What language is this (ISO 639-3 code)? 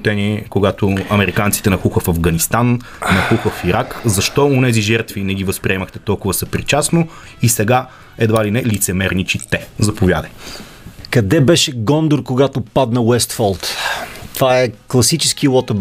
bul